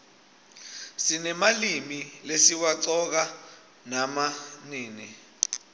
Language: Swati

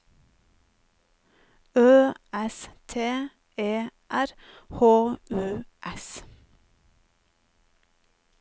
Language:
Norwegian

